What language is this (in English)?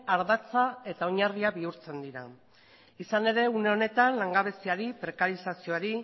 Basque